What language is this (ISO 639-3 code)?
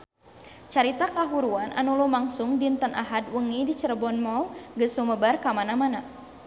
sun